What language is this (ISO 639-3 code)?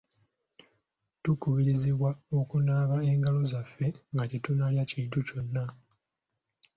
lug